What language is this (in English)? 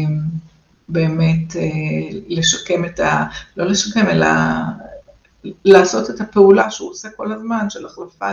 Hebrew